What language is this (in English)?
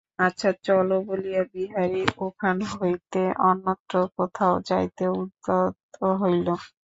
Bangla